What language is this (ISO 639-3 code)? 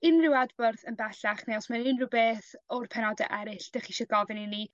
cym